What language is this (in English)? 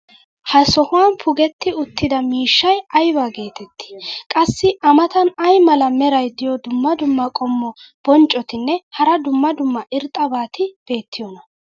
Wolaytta